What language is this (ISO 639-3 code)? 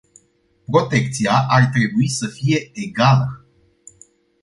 ron